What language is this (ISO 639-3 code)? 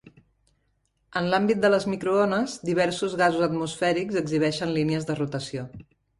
cat